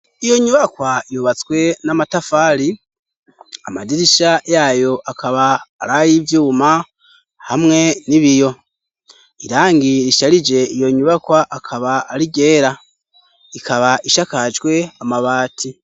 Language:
Rundi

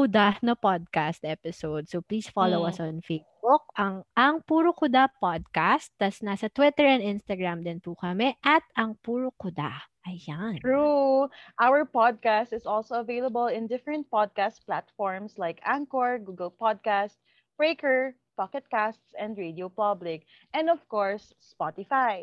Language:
Filipino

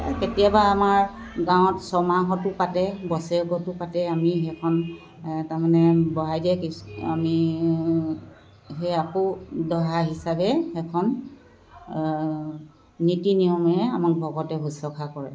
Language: Assamese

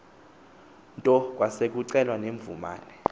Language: Xhosa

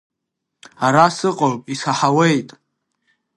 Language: Abkhazian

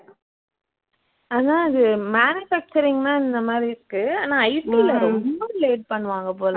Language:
Tamil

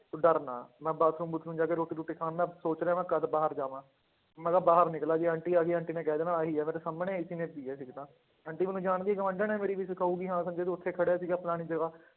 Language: Punjabi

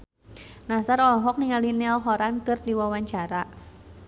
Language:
Sundanese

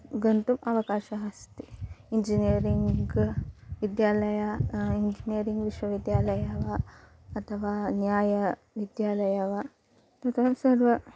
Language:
Sanskrit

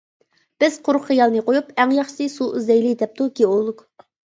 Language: Uyghur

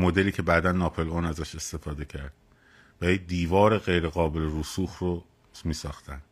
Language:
Persian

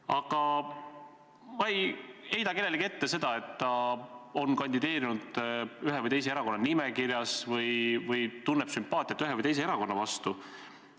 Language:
Estonian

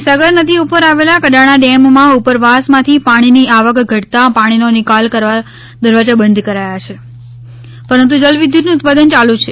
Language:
Gujarati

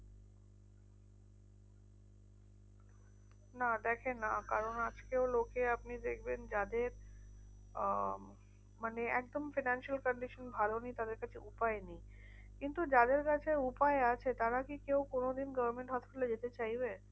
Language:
Bangla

